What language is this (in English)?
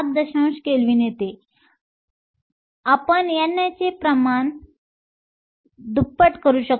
Marathi